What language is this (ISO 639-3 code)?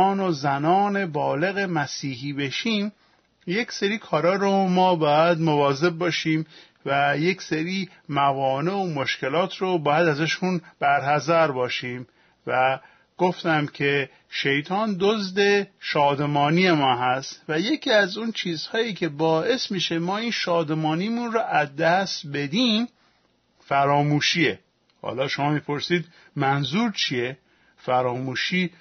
fas